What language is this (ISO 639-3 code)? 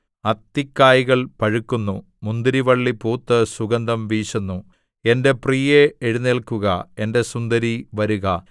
mal